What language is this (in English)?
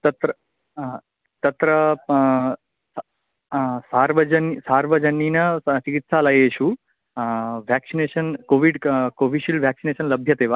Sanskrit